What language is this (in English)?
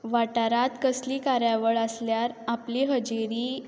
Konkani